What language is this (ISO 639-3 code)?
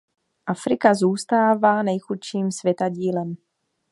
ces